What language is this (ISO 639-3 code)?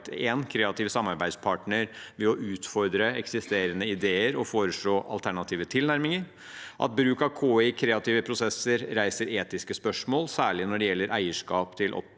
nor